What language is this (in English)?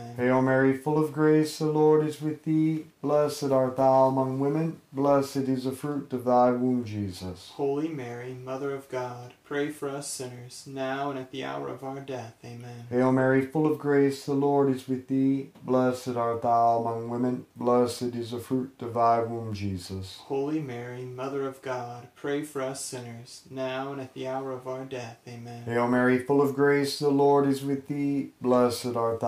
English